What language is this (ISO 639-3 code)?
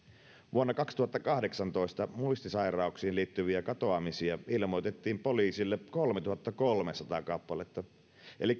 fin